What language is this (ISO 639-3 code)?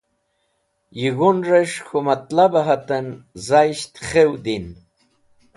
wbl